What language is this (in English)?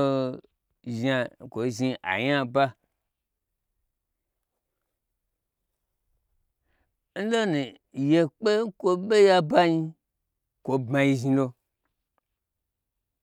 Gbagyi